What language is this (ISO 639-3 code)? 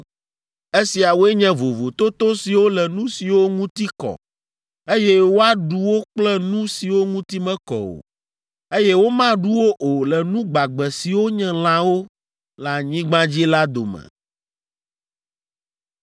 ewe